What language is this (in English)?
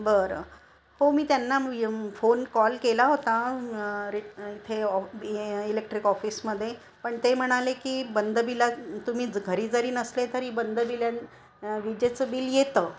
Marathi